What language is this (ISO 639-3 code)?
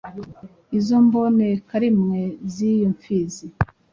kin